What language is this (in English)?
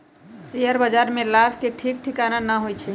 Magahi